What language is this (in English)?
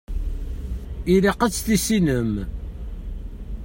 Kabyle